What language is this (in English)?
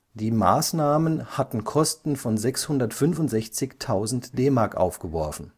German